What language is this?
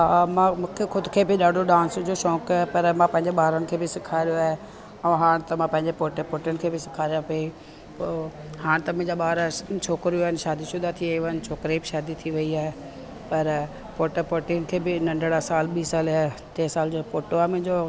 Sindhi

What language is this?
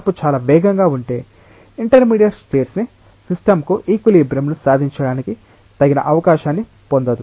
Telugu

